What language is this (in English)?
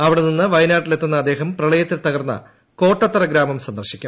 Malayalam